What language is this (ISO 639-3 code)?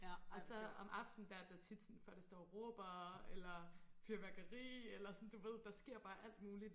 dan